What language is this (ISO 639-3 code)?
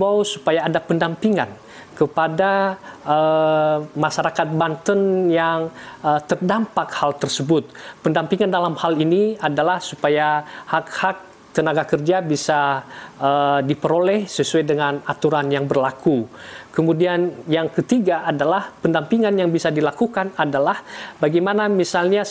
ind